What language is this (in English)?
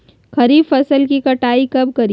Magahi